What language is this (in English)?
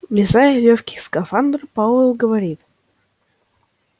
Russian